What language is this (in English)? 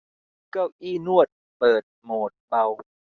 Thai